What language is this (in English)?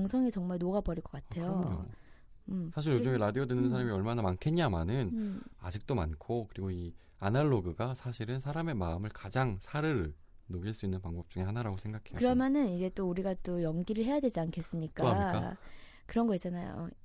Korean